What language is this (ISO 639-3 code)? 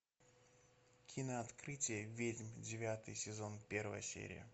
rus